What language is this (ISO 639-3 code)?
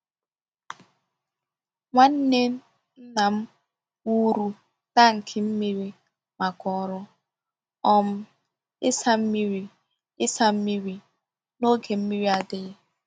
ibo